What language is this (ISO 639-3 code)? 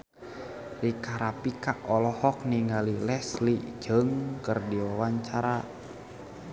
sun